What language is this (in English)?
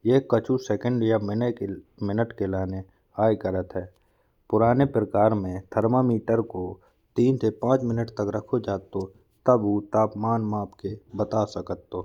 Bundeli